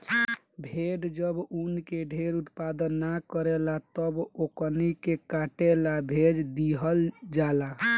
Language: Bhojpuri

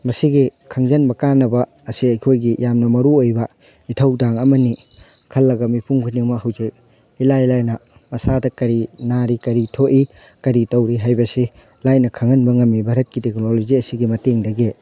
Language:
Manipuri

